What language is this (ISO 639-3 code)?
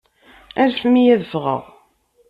kab